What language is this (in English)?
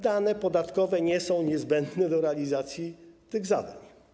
Polish